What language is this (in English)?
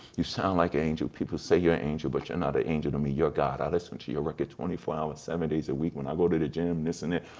English